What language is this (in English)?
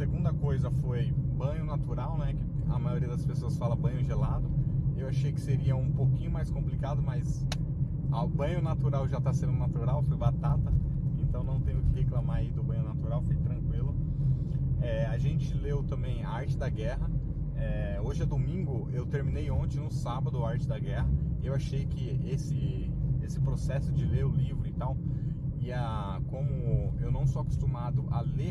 Portuguese